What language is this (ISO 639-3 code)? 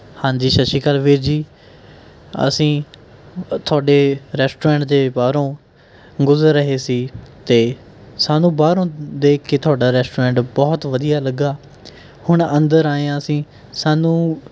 pan